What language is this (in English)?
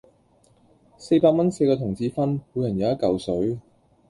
Cantonese